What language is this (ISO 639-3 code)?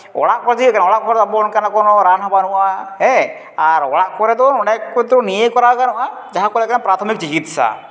sat